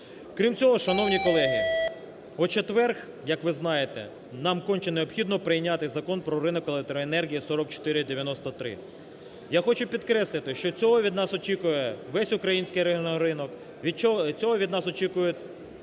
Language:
Ukrainian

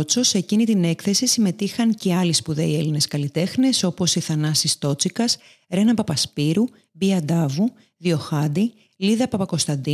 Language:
Greek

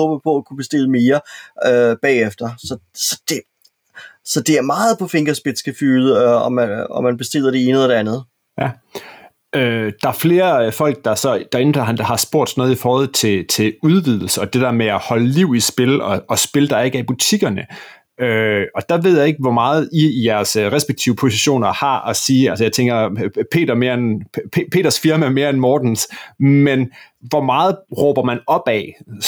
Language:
Danish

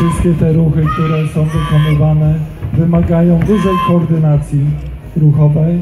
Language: Polish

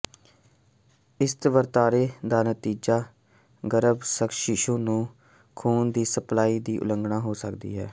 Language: Punjabi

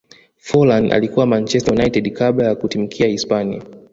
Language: Swahili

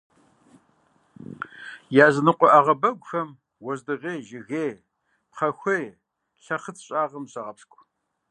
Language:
Kabardian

